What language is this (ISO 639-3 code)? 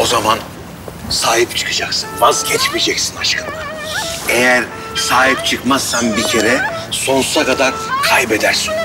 tur